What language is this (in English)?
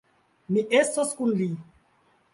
Esperanto